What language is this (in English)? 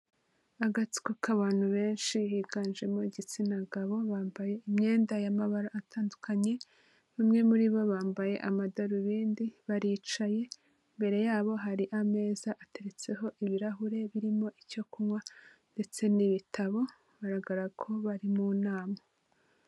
Kinyarwanda